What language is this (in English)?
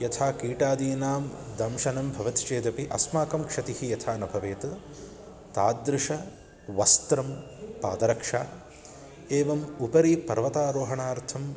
Sanskrit